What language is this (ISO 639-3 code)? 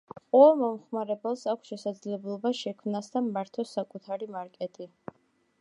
kat